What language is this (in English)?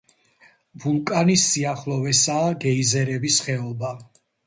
Georgian